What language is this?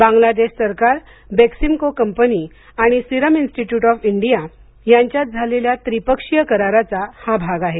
Marathi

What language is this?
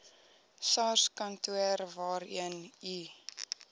Afrikaans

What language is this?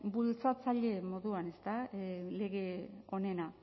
Basque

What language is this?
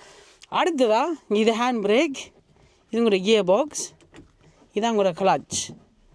Tamil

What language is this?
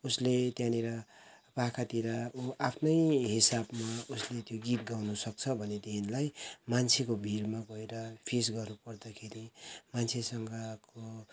Nepali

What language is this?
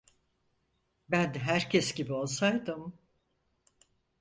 Turkish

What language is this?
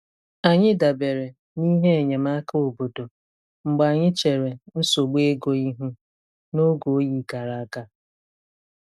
Igbo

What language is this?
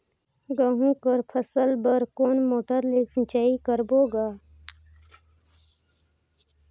Chhattisgarhi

